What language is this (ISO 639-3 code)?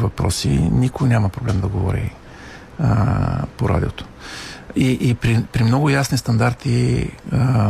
bul